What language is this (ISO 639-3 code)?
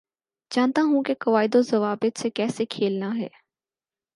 urd